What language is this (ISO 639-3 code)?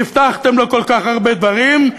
heb